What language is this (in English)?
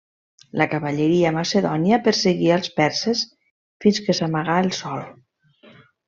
Catalan